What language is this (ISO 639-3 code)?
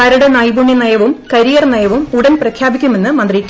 mal